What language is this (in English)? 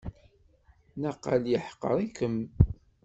Kabyle